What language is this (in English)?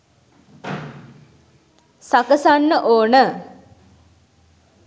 Sinhala